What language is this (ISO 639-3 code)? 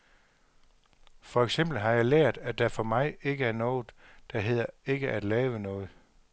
dan